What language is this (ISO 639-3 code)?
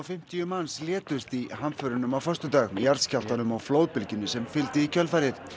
isl